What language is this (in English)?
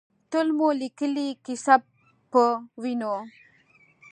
Pashto